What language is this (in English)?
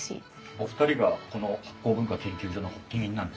Japanese